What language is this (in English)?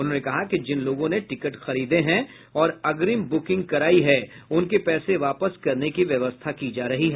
Hindi